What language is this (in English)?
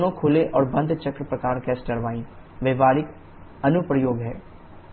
Hindi